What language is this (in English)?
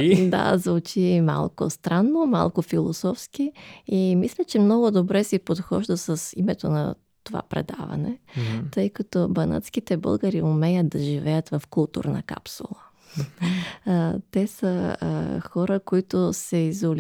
Bulgarian